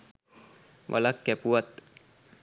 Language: Sinhala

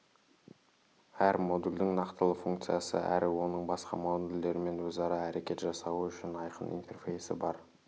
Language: Kazakh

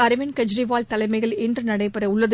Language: Tamil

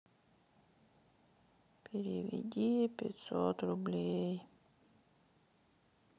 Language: Russian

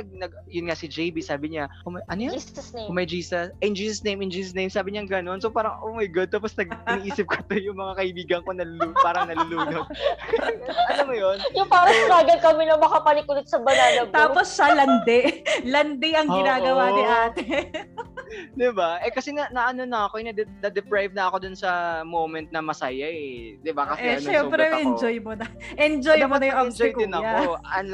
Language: Filipino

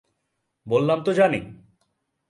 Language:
Bangla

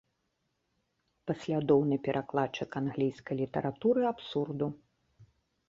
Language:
Belarusian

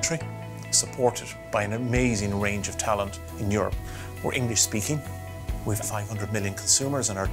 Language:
English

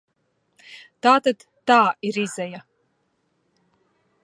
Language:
Latvian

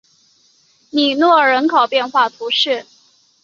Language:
Chinese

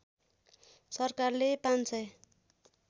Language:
Nepali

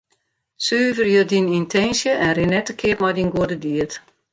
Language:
Western Frisian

